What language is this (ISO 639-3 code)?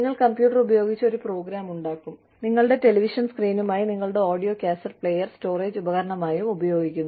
mal